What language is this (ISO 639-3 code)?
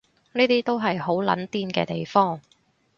yue